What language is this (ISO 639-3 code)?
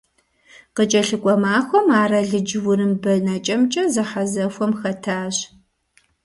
kbd